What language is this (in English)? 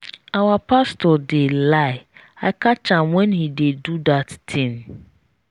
Nigerian Pidgin